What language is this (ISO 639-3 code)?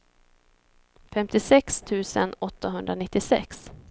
swe